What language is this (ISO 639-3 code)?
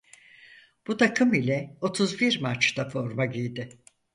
tur